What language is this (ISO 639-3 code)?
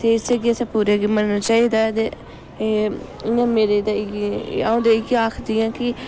doi